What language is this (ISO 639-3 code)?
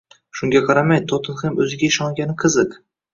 uzb